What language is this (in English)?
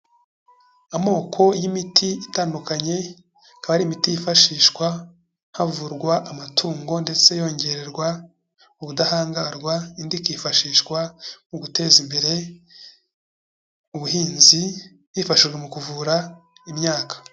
Kinyarwanda